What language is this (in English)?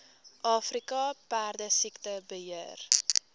Afrikaans